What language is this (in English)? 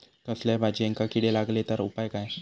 Marathi